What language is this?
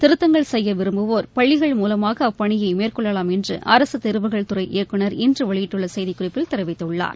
Tamil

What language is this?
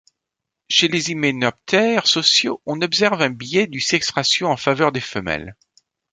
French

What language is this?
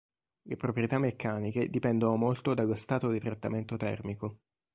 Italian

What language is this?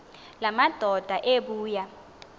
Xhosa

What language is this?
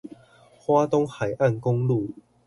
Chinese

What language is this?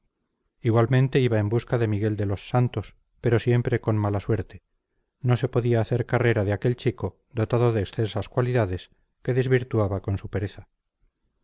Spanish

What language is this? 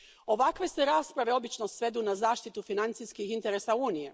Croatian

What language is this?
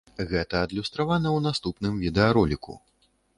Belarusian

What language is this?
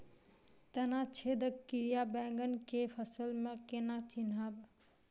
Maithili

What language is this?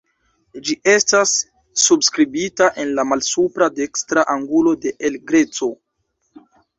Esperanto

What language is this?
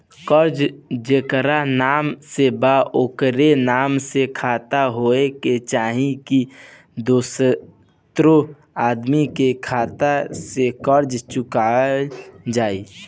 Bhojpuri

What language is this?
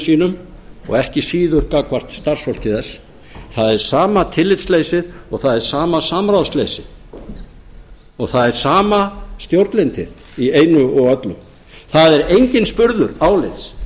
Icelandic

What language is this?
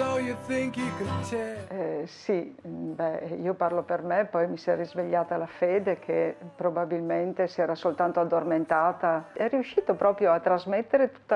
Italian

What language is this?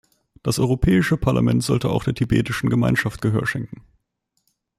German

